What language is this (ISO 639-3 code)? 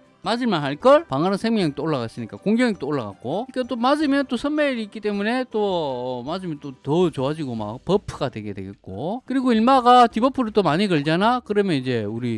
kor